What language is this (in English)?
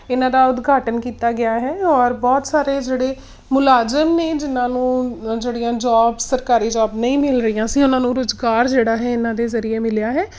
Punjabi